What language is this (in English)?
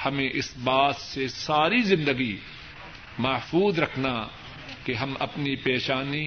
Urdu